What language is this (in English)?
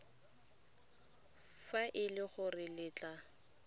Tswana